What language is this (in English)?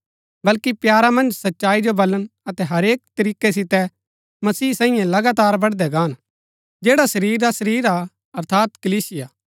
Gaddi